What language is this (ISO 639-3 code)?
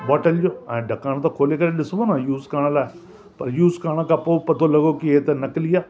snd